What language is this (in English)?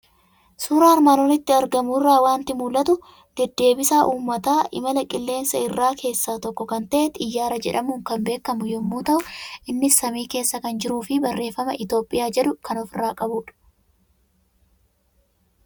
Oromo